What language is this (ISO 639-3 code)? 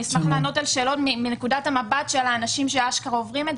heb